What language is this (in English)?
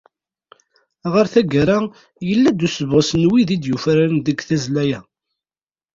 Kabyle